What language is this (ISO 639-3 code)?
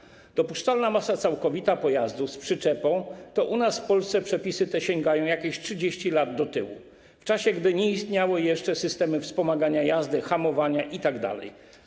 pol